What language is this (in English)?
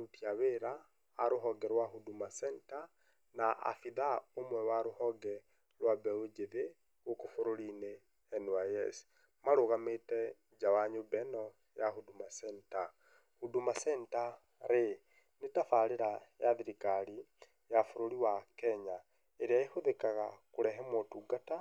Kikuyu